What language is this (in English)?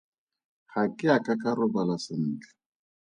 Tswana